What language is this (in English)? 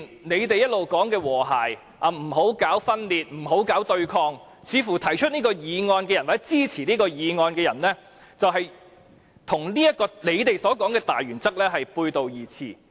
Cantonese